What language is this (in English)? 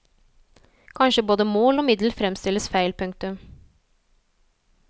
Norwegian